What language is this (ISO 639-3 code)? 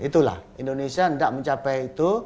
ind